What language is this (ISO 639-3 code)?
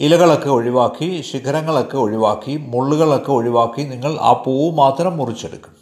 mal